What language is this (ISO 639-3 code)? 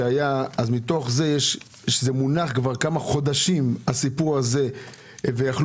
heb